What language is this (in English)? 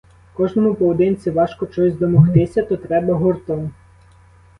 Ukrainian